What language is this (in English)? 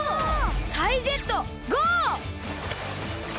Japanese